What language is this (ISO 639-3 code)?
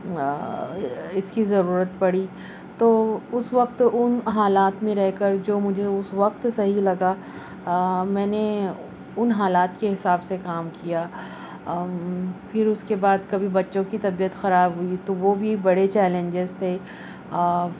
urd